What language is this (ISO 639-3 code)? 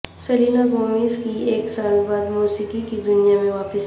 urd